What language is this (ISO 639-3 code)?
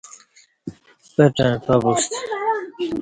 bsh